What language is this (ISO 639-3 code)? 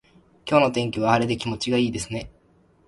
jpn